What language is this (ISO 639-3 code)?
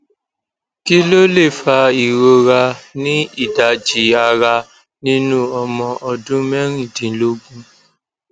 yor